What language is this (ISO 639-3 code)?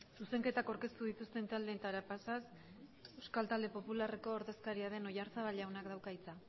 eus